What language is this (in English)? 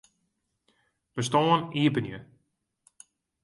Western Frisian